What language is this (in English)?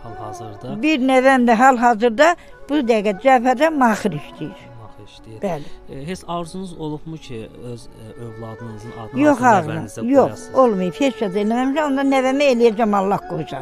Turkish